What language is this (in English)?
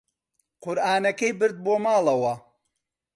Central Kurdish